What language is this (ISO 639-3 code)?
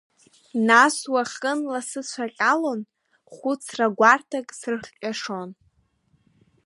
abk